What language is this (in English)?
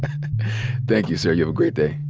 English